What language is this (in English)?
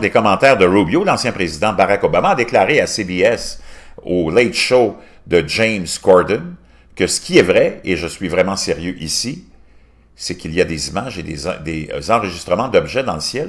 French